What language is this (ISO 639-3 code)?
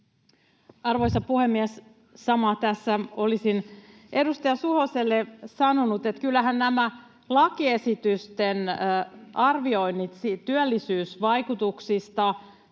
fin